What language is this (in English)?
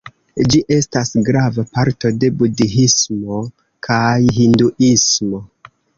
Esperanto